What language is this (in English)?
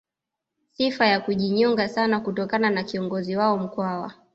Swahili